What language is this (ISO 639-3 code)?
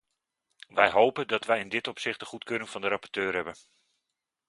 nld